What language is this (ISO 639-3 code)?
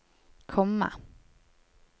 nor